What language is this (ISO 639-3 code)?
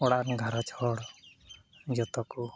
sat